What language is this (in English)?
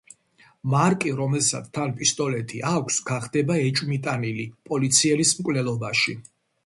Georgian